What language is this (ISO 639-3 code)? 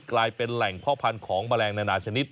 tha